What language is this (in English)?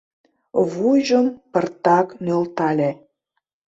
Mari